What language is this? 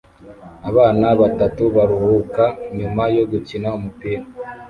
Kinyarwanda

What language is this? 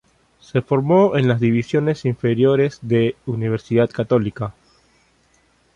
Spanish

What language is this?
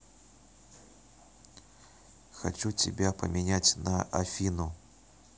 Russian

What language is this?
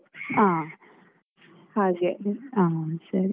Kannada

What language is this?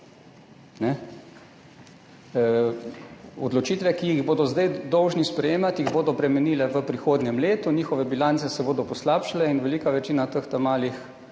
Slovenian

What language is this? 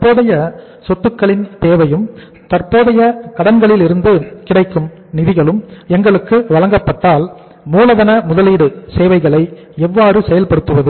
Tamil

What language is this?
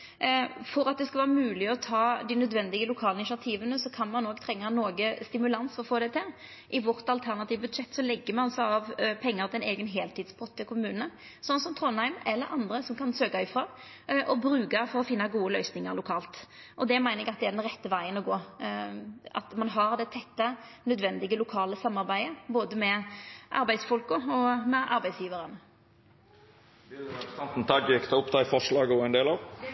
Norwegian Nynorsk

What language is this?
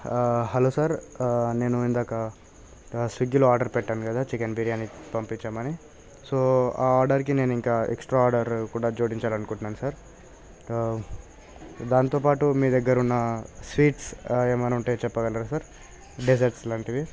Telugu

